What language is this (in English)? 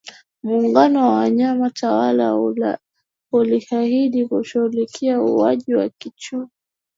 Swahili